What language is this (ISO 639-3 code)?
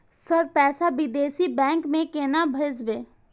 mai